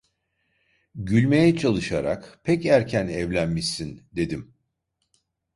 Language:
Turkish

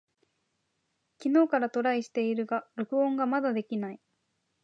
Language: Japanese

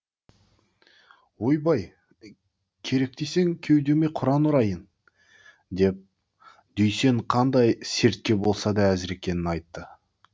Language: Kazakh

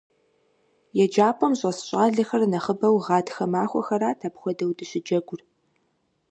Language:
Kabardian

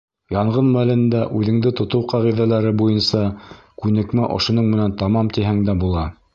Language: Bashkir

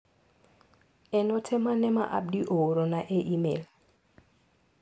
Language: Luo (Kenya and Tanzania)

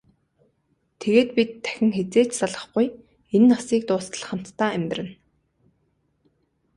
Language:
Mongolian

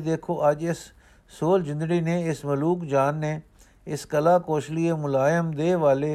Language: Punjabi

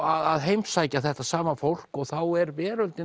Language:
Icelandic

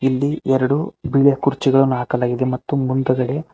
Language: Kannada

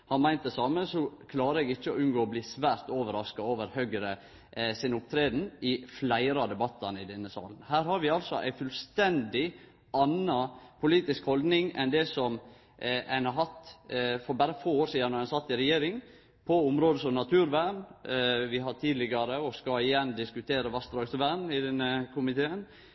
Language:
Norwegian Nynorsk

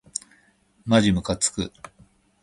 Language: Japanese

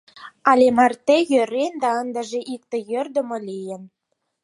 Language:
Mari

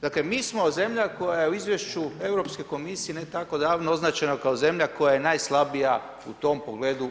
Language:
Croatian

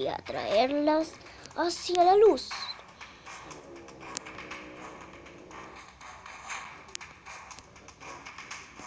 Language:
Spanish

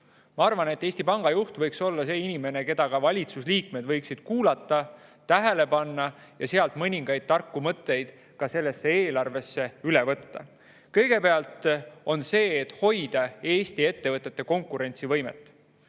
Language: Estonian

